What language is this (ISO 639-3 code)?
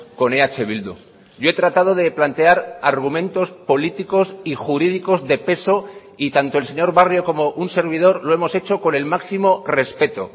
spa